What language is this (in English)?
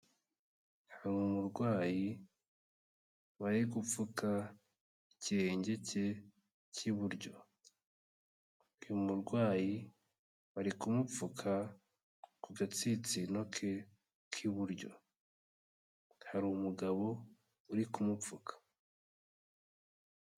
Kinyarwanda